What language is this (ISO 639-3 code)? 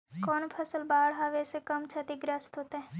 mag